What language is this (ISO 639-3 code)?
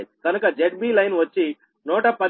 tel